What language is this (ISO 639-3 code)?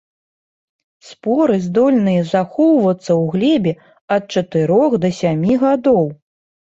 bel